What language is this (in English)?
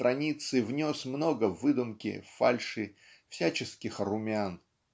Russian